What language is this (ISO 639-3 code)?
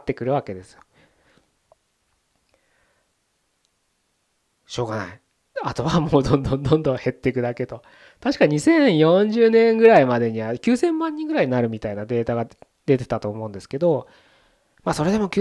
jpn